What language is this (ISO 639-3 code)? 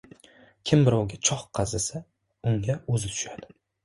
uzb